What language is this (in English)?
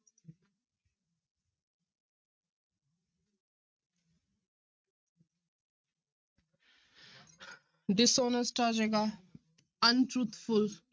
Punjabi